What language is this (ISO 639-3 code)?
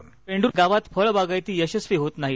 mar